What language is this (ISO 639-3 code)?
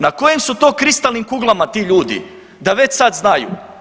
hrv